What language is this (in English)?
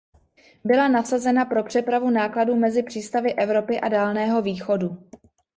Czech